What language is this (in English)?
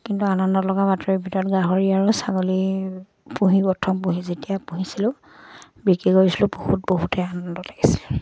Assamese